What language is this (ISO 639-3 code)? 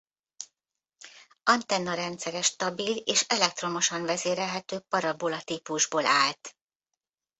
hun